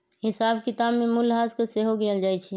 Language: Magahi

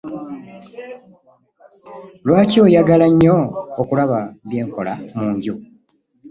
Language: Ganda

